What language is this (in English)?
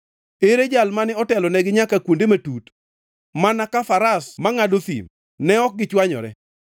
Luo (Kenya and Tanzania)